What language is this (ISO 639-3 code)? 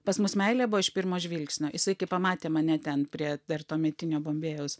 lit